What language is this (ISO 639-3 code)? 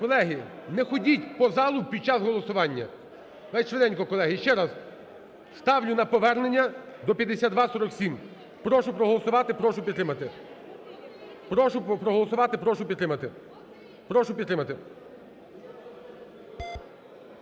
ukr